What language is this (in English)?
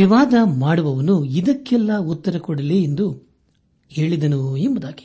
Kannada